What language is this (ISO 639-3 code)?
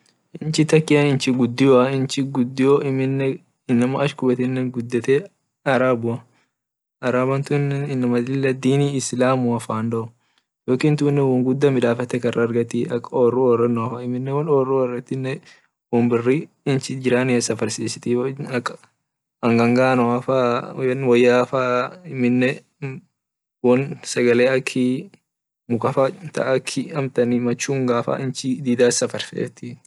orc